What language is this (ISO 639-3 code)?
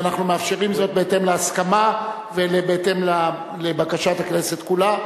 heb